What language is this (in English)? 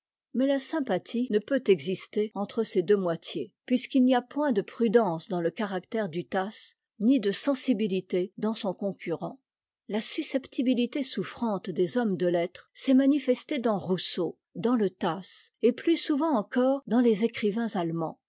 French